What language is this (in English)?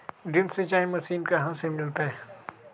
Magahi